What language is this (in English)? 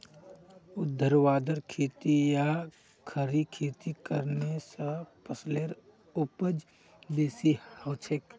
Magahi